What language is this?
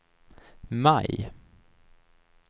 Swedish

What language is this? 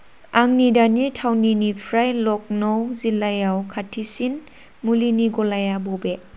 Bodo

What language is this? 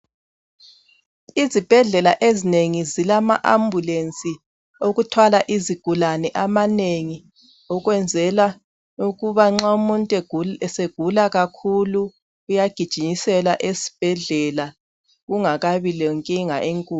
North Ndebele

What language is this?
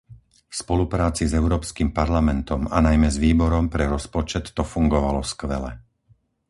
Slovak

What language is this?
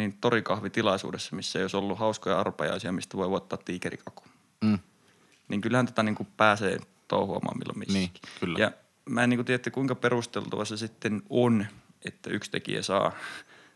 Finnish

